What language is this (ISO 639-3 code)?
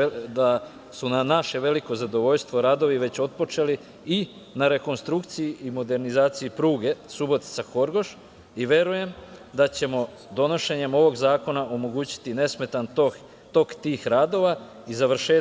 srp